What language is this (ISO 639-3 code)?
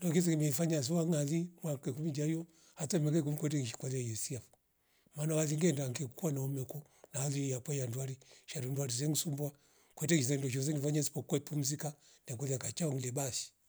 rof